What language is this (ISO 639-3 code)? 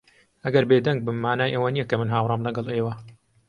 ckb